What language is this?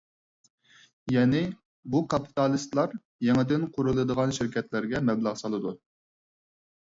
Uyghur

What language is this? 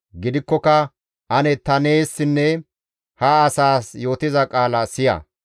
Gamo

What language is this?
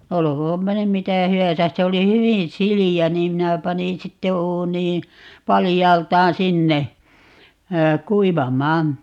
Finnish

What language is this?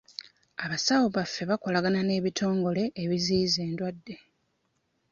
Ganda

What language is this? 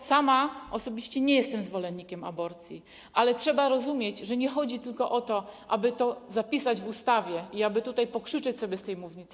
Polish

